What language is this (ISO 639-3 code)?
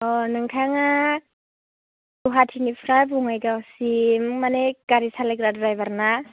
brx